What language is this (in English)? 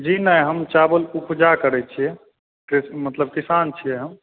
Maithili